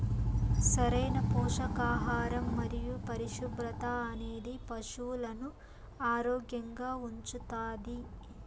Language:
Telugu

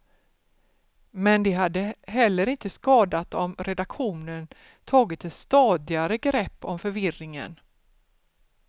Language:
Swedish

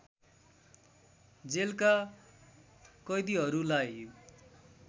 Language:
Nepali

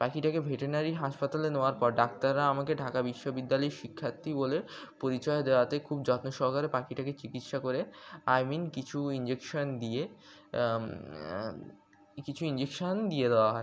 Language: Bangla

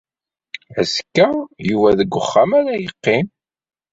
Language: Kabyle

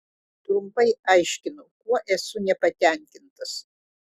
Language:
Lithuanian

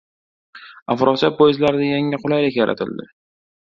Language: Uzbek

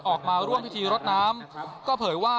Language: Thai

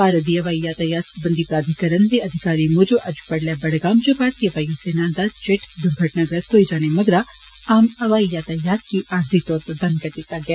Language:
Dogri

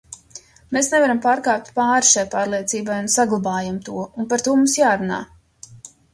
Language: Latvian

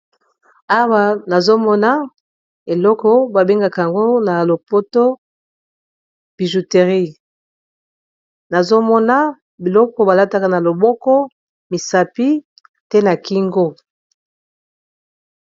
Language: Lingala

